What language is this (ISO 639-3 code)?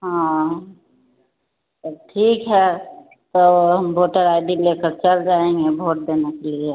hin